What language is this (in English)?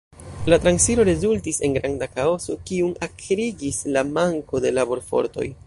Esperanto